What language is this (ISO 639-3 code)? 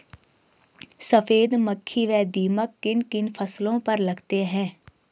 hin